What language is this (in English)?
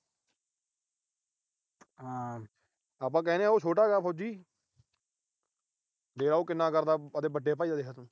Punjabi